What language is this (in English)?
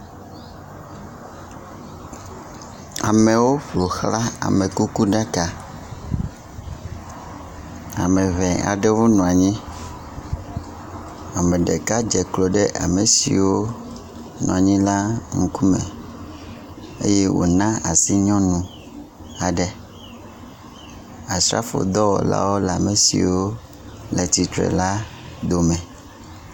Ewe